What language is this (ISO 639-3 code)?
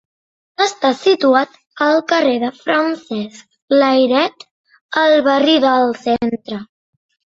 cat